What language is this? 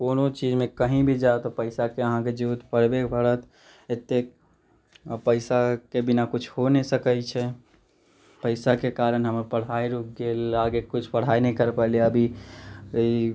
Maithili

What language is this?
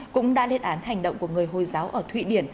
Vietnamese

